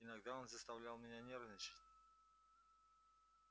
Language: Russian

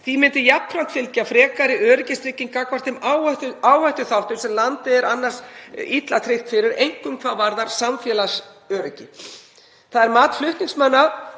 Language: Icelandic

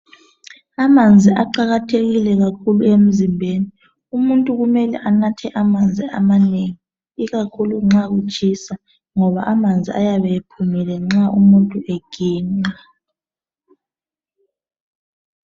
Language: North Ndebele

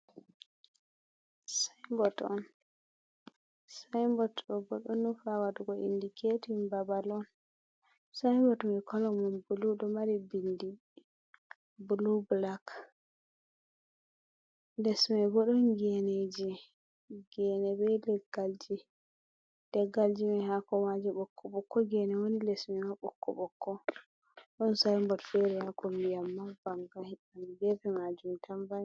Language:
Fula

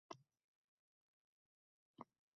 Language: Uzbek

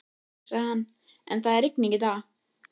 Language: Icelandic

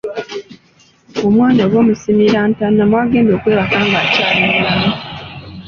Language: Ganda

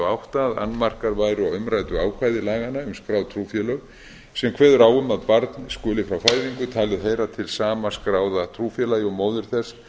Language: Icelandic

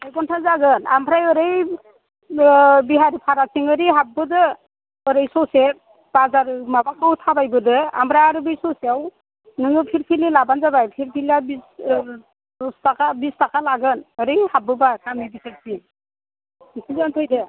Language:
Bodo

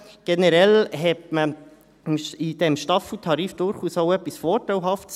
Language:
Swiss German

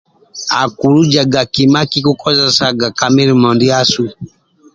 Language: Amba (Uganda)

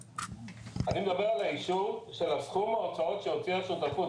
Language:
Hebrew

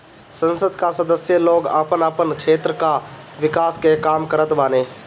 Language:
Bhojpuri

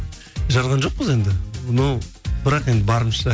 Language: Kazakh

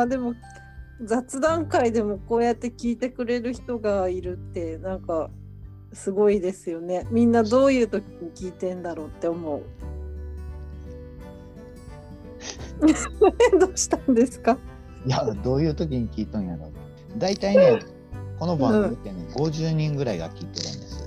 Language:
Japanese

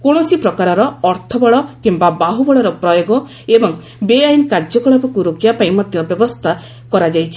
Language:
Odia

